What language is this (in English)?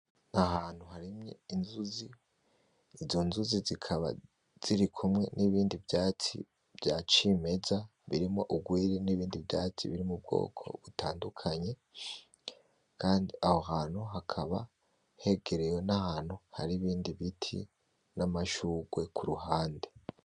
Rundi